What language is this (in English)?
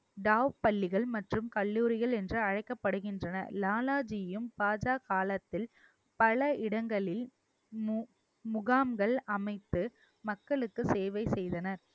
Tamil